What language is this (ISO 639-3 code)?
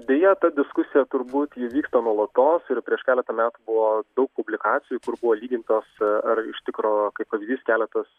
lit